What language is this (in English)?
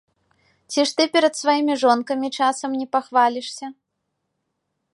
Belarusian